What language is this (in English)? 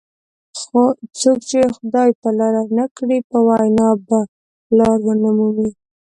Pashto